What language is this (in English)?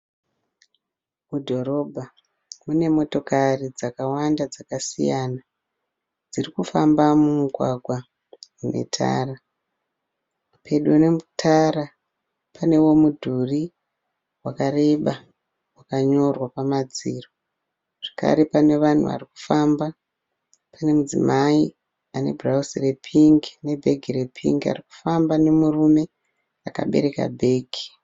Shona